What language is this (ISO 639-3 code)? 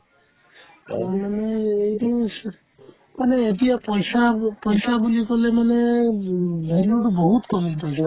asm